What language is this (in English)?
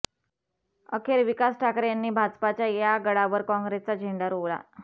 Marathi